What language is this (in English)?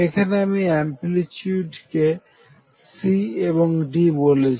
Bangla